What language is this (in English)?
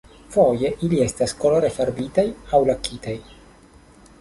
Esperanto